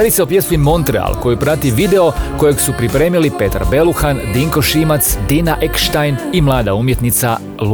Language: Croatian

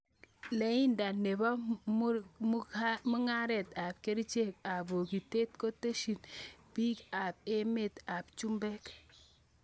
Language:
Kalenjin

